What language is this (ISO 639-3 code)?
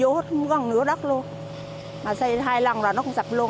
vie